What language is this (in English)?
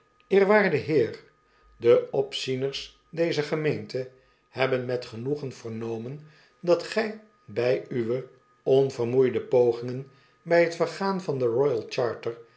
Dutch